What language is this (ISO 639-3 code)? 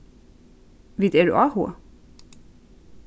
fao